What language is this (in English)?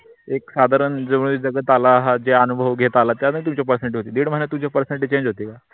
Marathi